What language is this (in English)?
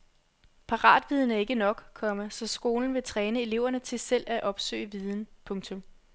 Danish